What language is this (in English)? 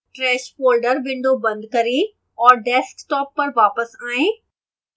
Hindi